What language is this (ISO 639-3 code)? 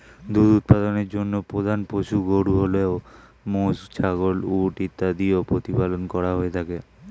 ben